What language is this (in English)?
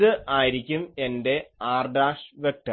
Malayalam